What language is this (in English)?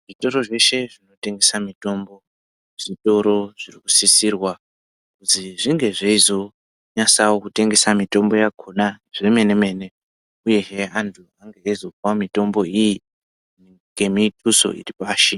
Ndau